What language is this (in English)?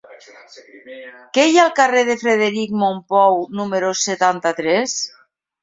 Catalan